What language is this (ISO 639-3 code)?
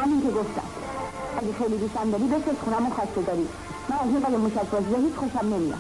fas